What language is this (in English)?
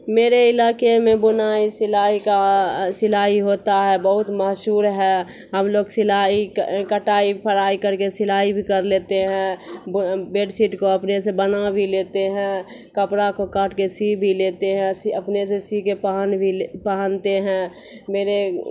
Urdu